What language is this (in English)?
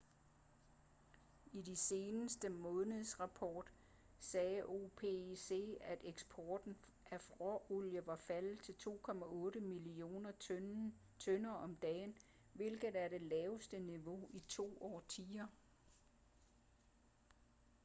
Danish